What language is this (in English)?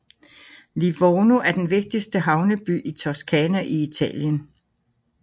Danish